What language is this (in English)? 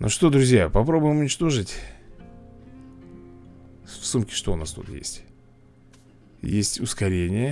Russian